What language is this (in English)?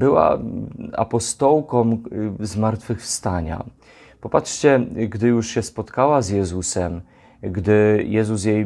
Polish